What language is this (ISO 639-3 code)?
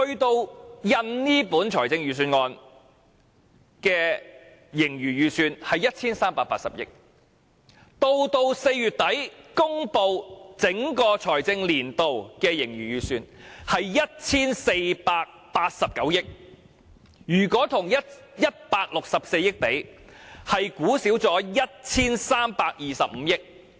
yue